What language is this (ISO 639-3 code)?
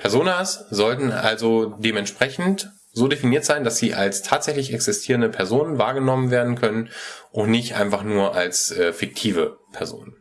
deu